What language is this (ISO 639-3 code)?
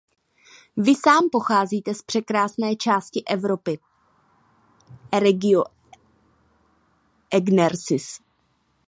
ces